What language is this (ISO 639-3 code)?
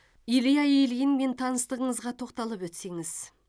kaz